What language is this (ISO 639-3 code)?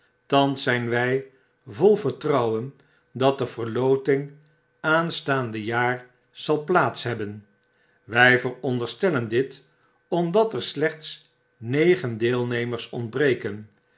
nld